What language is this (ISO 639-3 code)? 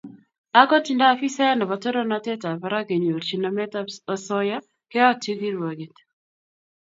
kln